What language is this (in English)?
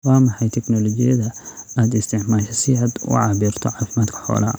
Somali